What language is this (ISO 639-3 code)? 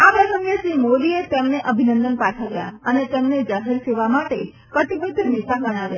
guj